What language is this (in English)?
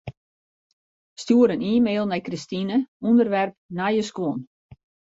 Western Frisian